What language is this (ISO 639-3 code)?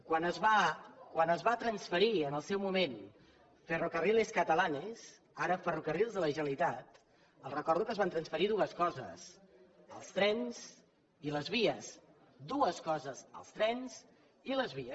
cat